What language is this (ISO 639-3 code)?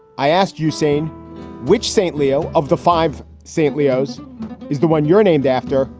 eng